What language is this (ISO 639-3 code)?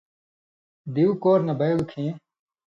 mvy